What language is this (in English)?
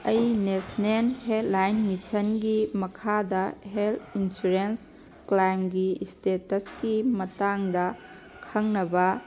Manipuri